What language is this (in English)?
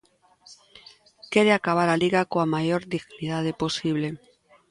Galician